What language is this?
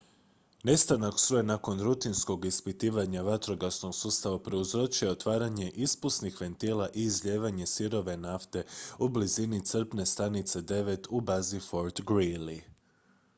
Croatian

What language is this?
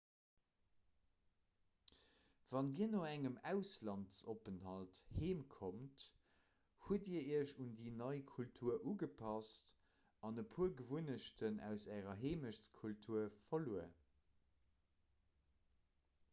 Luxembourgish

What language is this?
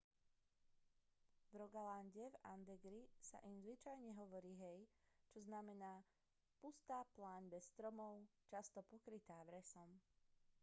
Slovak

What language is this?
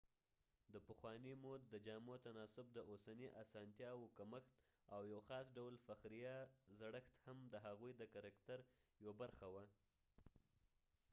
Pashto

